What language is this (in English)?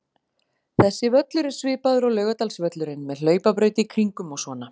Icelandic